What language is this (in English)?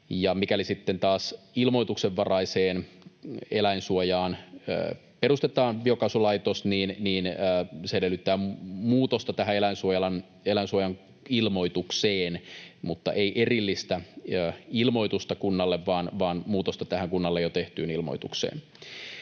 Finnish